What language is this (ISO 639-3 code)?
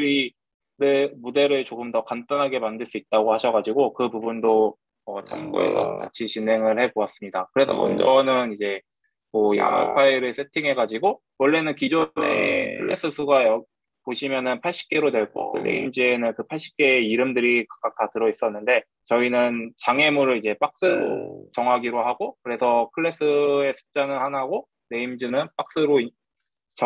kor